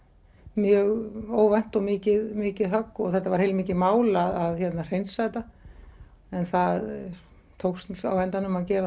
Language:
Icelandic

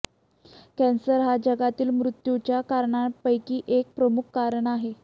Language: Marathi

